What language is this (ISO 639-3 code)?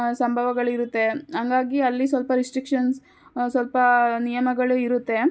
kan